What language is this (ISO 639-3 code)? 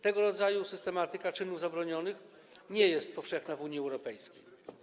pol